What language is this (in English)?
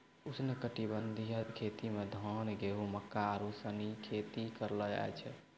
Maithili